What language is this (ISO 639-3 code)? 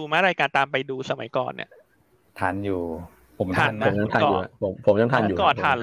tha